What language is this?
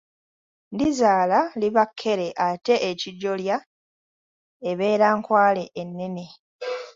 Ganda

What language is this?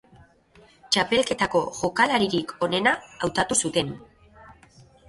Basque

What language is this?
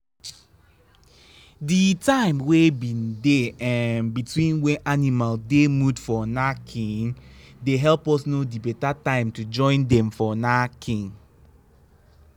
Nigerian Pidgin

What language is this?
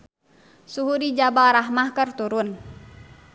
Sundanese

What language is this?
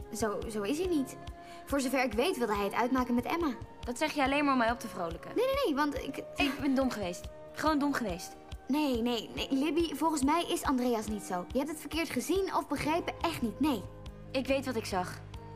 Dutch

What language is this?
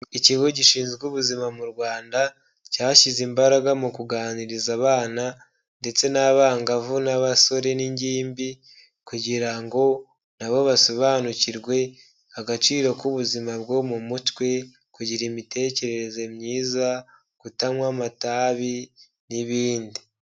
Kinyarwanda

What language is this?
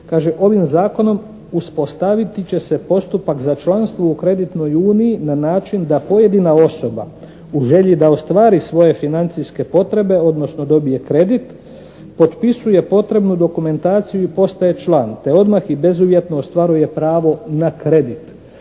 Croatian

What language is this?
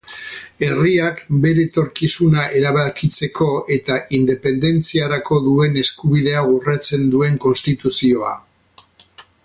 Basque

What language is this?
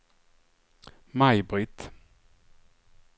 Swedish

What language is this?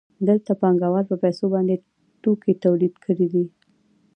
Pashto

